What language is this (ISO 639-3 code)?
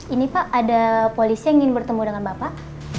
ind